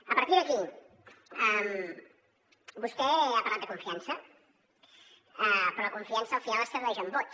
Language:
Catalan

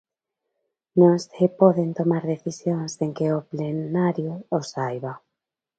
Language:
Galician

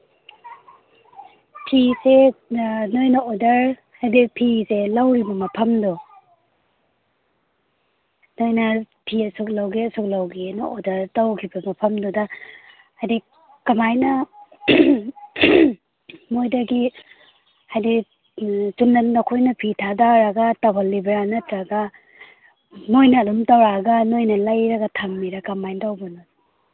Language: Manipuri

